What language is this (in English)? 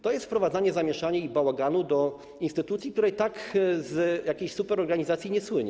Polish